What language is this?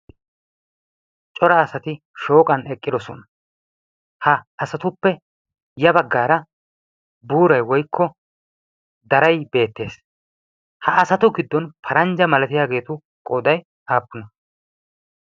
Wolaytta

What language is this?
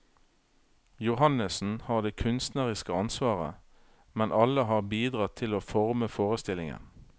Norwegian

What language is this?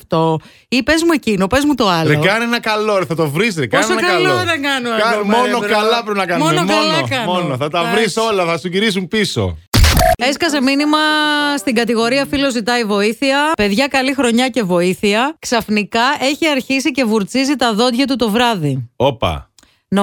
Greek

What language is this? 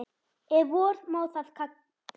Icelandic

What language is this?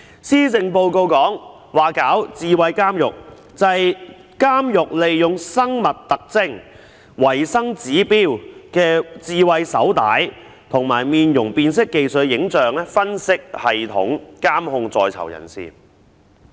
Cantonese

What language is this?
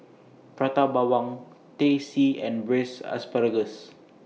English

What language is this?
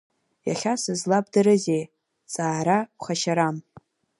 Abkhazian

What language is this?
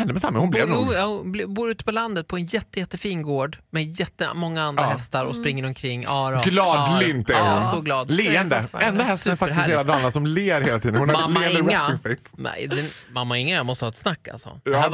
Swedish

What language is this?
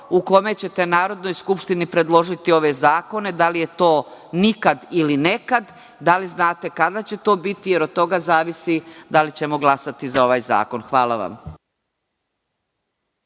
Serbian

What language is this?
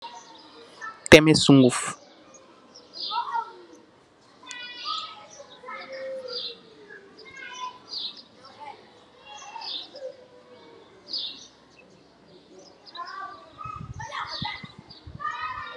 Wolof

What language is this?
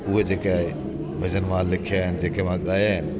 Sindhi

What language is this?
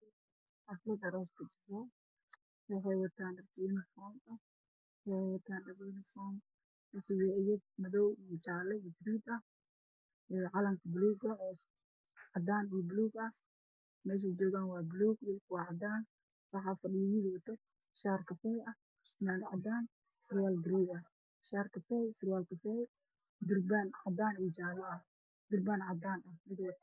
Somali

